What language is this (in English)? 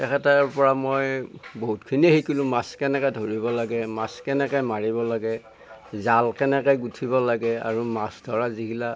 Assamese